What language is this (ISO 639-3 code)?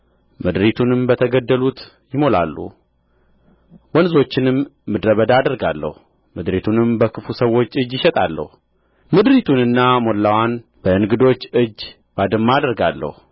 amh